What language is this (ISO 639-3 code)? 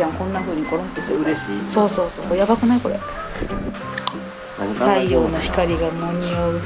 jpn